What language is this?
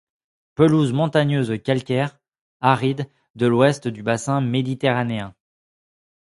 French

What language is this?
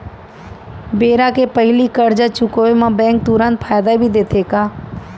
Chhattisgarhi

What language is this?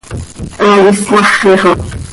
Seri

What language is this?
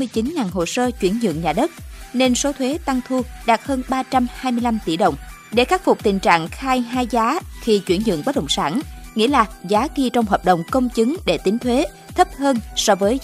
Vietnamese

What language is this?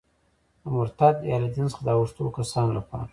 Pashto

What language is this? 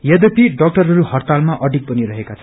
Nepali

